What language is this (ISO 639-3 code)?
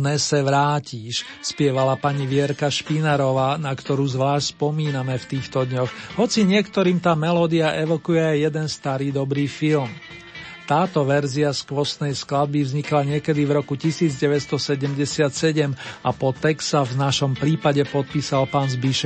slk